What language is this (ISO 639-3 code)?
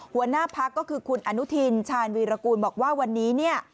tha